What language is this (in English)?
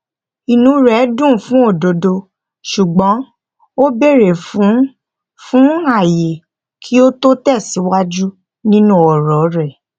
Yoruba